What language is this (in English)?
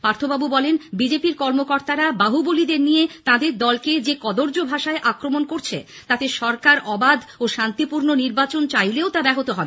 Bangla